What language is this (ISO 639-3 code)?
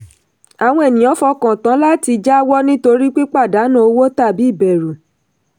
yor